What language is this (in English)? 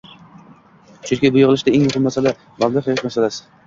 Uzbek